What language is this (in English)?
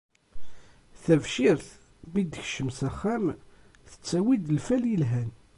Kabyle